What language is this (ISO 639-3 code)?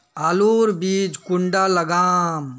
mag